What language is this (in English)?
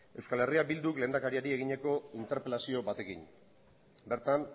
Basque